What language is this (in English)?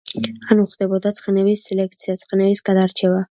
Georgian